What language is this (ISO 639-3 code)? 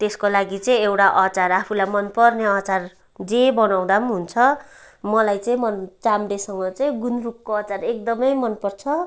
nep